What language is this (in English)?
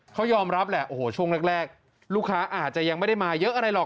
Thai